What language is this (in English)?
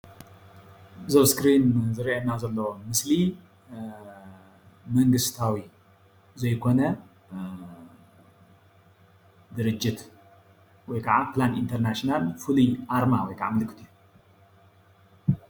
Tigrinya